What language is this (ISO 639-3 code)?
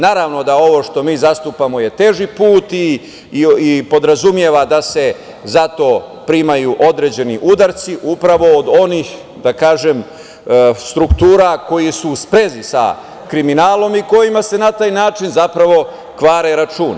srp